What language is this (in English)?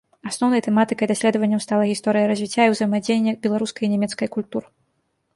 Belarusian